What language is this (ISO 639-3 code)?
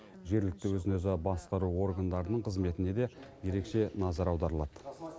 kaz